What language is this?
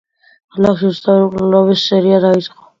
Georgian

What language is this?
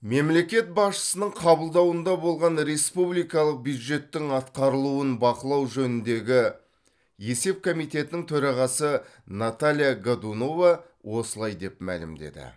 Kazakh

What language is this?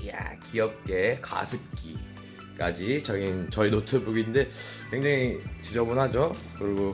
Korean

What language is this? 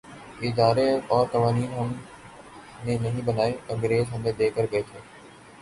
Urdu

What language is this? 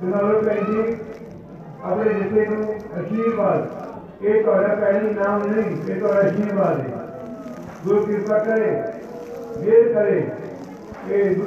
Punjabi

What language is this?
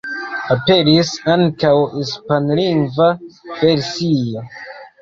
Esperanto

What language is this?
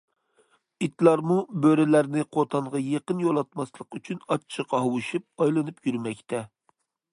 Uyghur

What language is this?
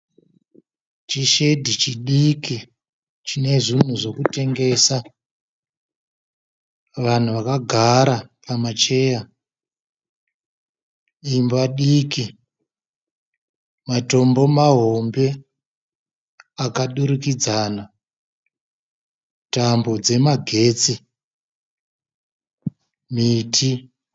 Shona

